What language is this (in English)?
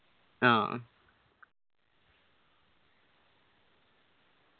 Malayalam